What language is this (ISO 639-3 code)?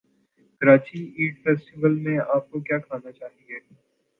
urd